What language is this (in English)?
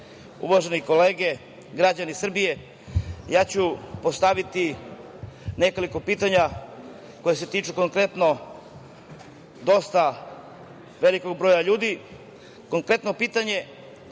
Serbian